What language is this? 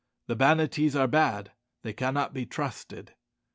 English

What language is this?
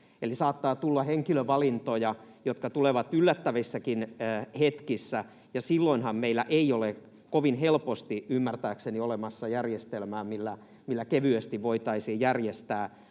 Finnish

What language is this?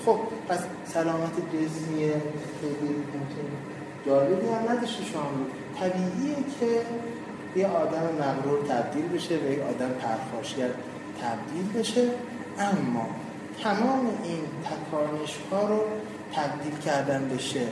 Persian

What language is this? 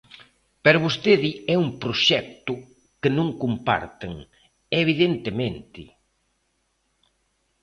Galician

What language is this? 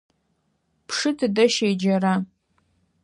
Adyghe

